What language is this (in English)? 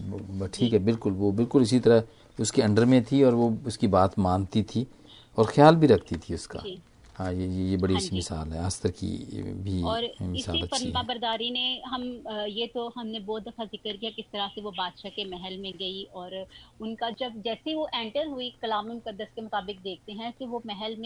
Hindi